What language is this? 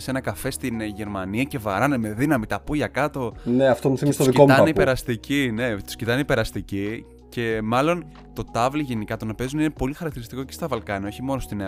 Greek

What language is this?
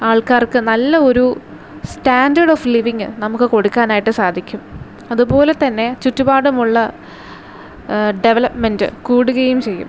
Malayalam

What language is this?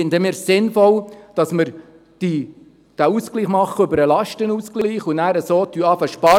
Swiss German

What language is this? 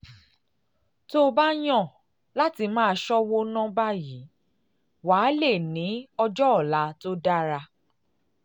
Yoruba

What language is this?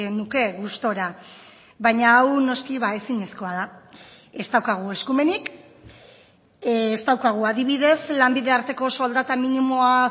Basque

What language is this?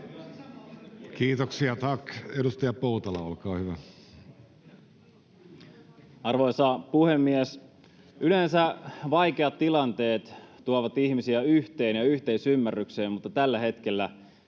Finnish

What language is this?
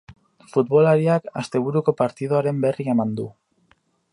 Basque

